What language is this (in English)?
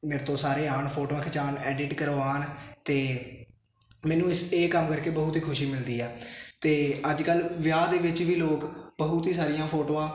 Punjabi